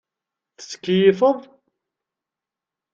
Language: Kabyle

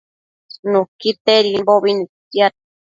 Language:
Matsés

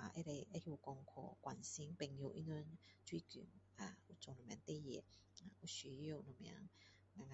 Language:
Min Dong Chinese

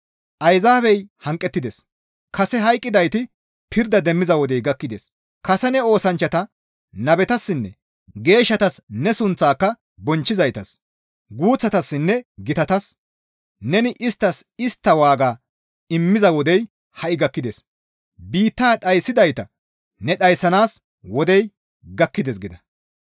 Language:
Gamo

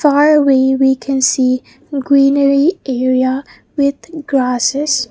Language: English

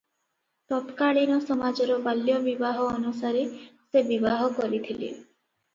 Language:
Odia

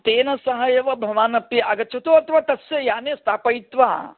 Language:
Sanskrit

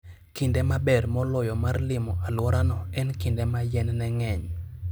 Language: Luo (Kenya and Tanzania)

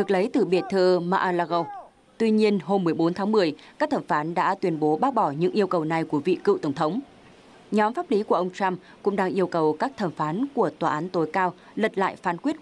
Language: Vietnamese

